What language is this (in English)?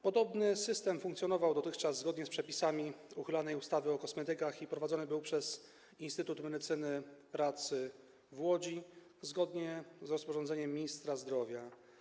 Polish